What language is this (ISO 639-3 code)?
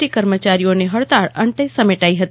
guj